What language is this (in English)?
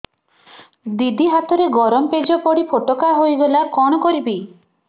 Odia